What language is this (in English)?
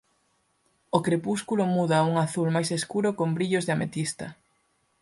Galician